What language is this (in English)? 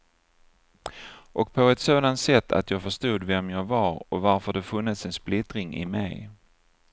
Swedish